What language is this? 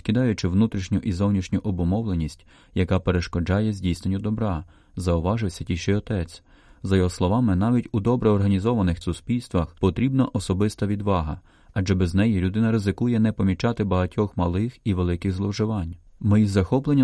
Ukrainian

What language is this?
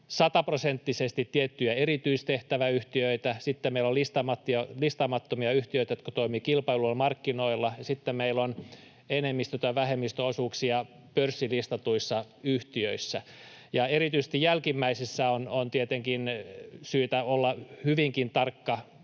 Finnish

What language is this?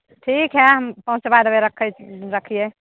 Maithili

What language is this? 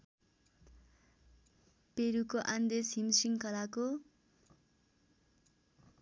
Nepali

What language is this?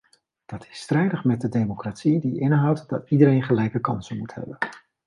Dutch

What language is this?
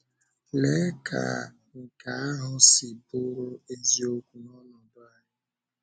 Igbo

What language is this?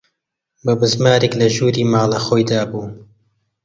Central Kurdish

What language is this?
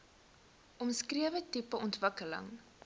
Afrikaans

